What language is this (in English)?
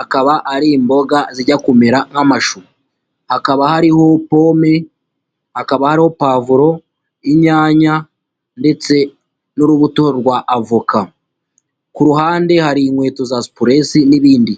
Kinyarwanda